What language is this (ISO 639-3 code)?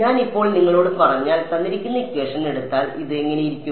mal